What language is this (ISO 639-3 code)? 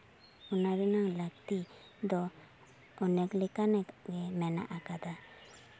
sat